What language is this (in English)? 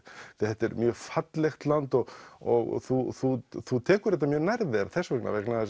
Icelandic